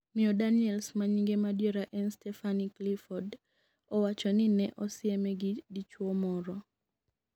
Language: Luo (Kenya and Tanzania)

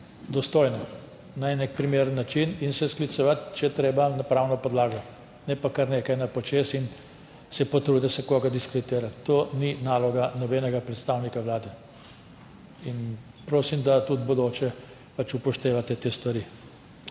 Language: Slovenian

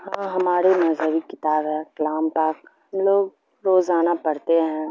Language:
Urdu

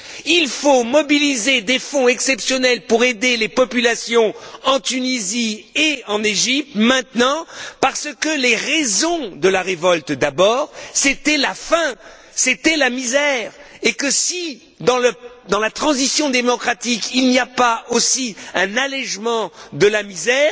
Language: French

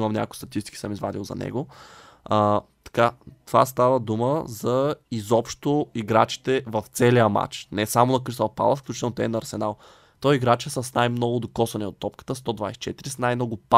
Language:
Bulgarian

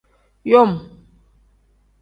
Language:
Tem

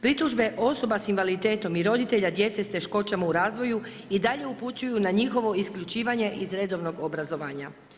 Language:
Croatian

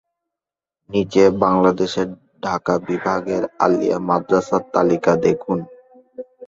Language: Bangla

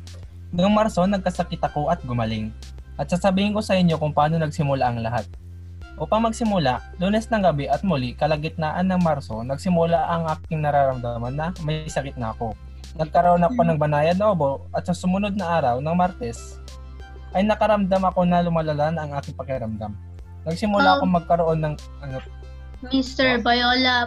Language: Filipino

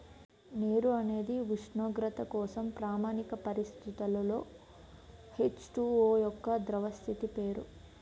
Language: Telugu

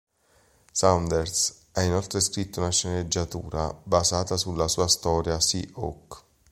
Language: Italian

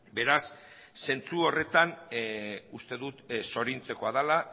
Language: Basque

